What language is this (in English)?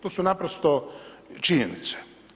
Croatian